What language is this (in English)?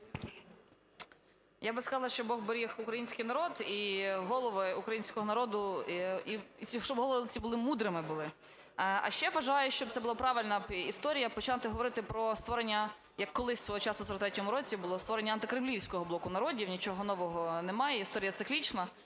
Ukrainian